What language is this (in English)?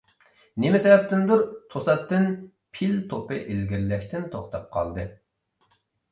Uyghur